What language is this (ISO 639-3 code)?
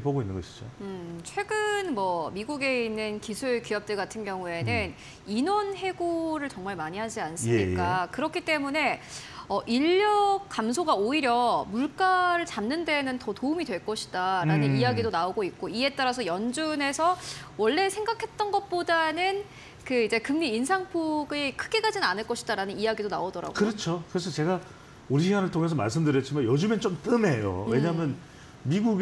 kor